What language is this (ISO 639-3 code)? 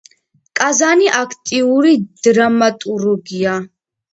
kat